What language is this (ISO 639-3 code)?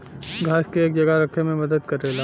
bho